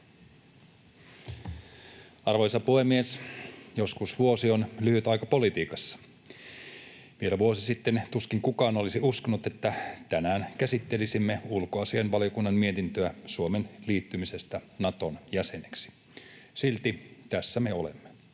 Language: Finnish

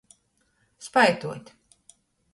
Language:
Latgalian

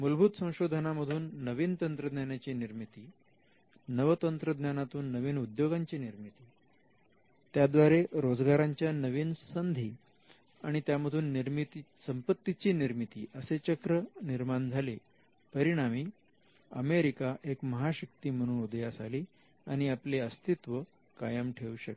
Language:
Marathi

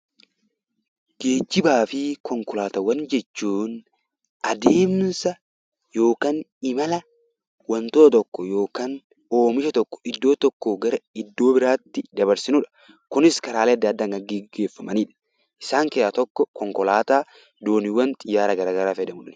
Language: Oromo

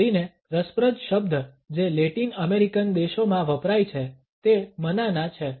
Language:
Gujarati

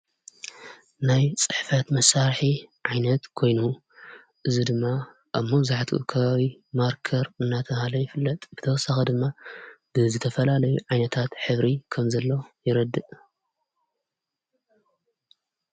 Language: Tigrinya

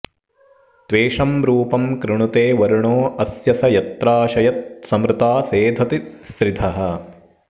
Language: Sanskrit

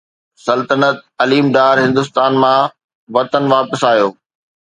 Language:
Sindhi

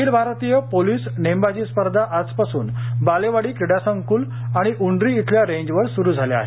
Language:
Marathi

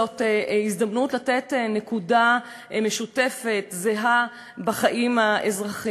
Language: Hebrew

